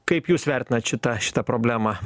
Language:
Lithuanian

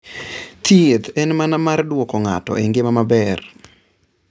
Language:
Luo (Kenya and Tanzania)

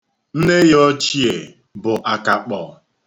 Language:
Igbo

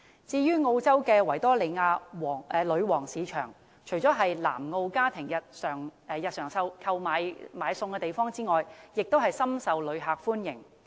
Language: Cantonese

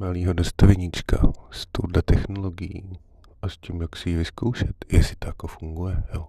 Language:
Czech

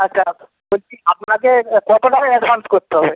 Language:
Bangla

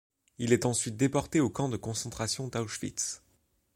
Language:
French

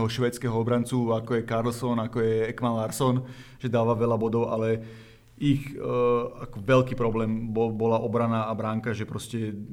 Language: Slovak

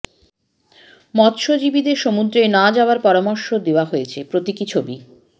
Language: Bangla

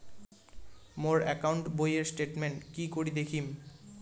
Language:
Bangla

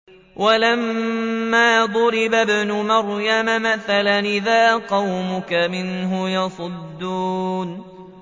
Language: Arabic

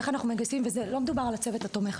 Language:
Hebrew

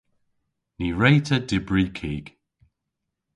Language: Cornish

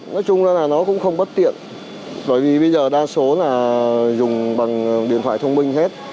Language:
Vietnamese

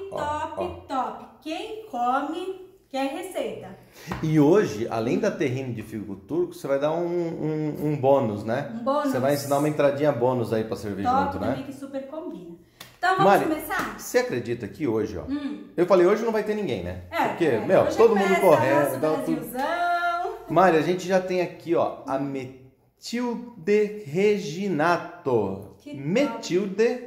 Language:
Portuguese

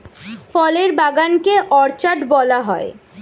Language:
Bangla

